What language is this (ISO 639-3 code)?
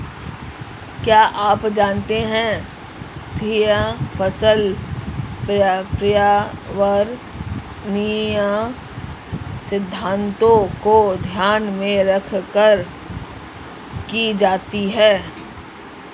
hin